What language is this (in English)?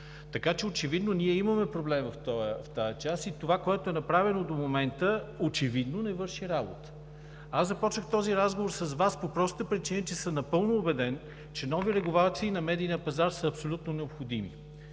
Bulgarian